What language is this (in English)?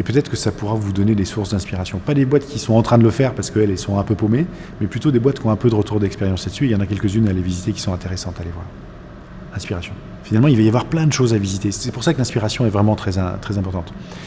French